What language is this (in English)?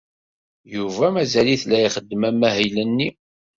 Kabyle